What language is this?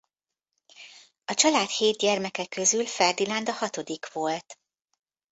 Hungarian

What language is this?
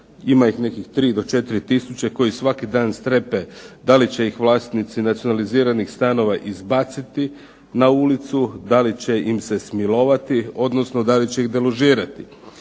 Croatian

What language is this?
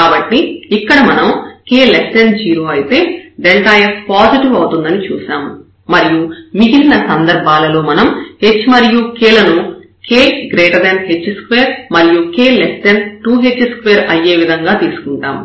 Telugu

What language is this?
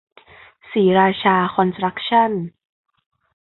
Thai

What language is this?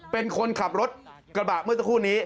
Thai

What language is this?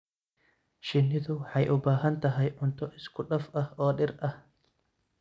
Somali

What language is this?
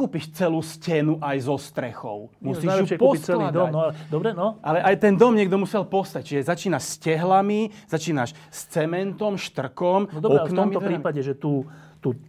Slovak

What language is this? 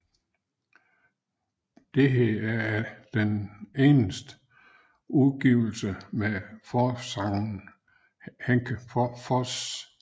Danish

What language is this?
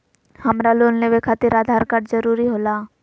Magahi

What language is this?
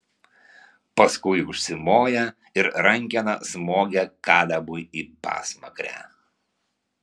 Lithuanian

